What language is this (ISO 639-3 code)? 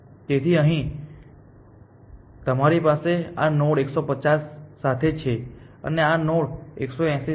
guj